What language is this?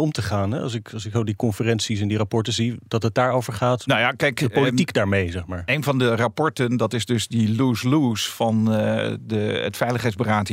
Dutch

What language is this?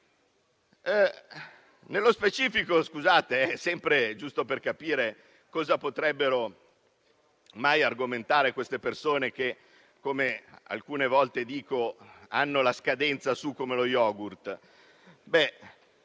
Italian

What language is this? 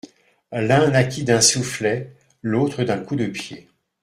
French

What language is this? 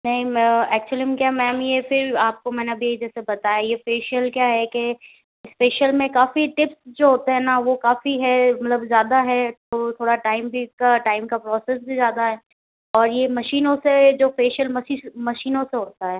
Hindi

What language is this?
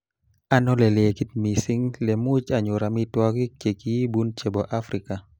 Kalenjin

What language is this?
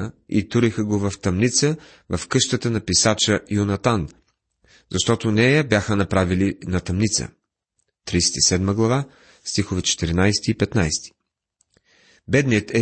Bulgarian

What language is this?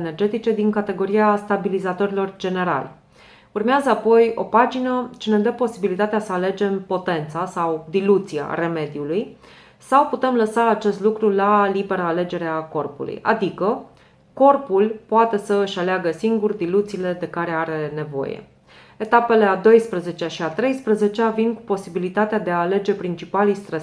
Romanian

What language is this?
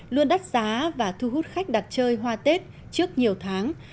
Vietnamese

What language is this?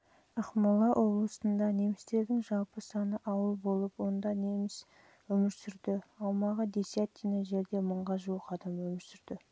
Kazakh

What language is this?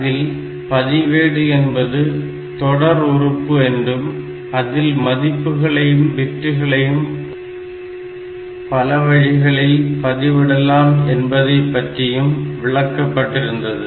Tamil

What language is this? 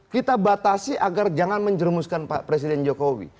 Indonesian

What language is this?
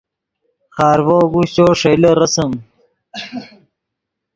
Yidgha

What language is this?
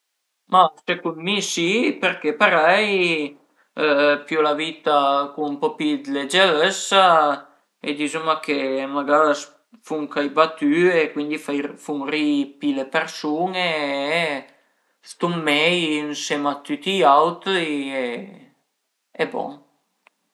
Piedmontese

